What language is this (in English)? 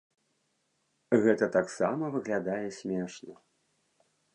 Belarusian